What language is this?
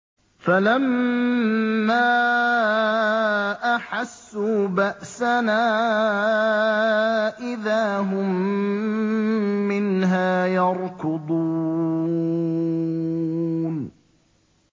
Arabic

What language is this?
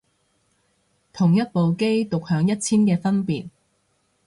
Cantonese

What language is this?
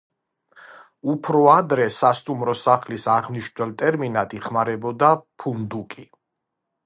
Georgian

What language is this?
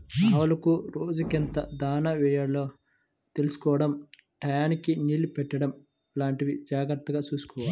Telugu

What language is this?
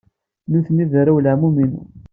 Kabyle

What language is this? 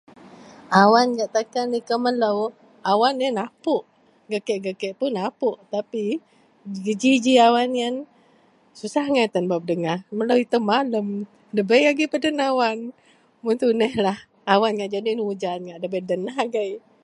Central Melanau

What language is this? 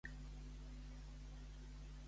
Catalan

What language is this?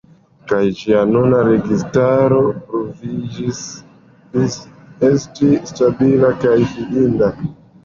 Esperanto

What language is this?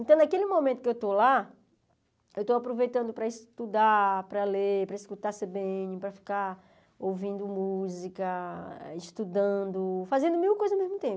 Portuguese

